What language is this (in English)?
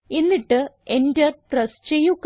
Malayalam